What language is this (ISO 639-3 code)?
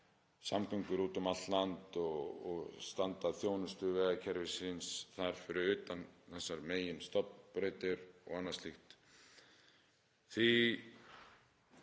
isl